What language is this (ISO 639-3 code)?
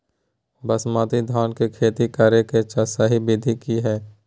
mag